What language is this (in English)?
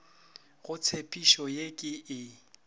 Northern Sotho